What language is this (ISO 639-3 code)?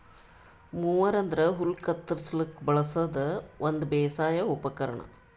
kan